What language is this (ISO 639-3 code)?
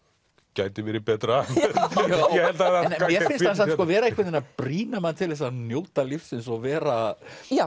isl